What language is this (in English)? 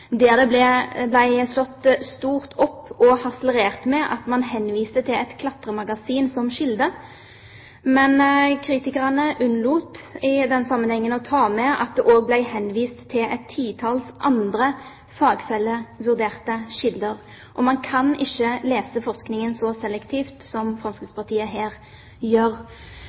Norwegian Bokmål